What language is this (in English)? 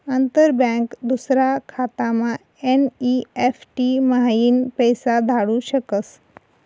Marathi